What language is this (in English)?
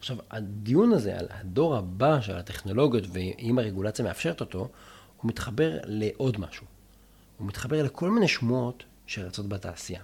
Hebrew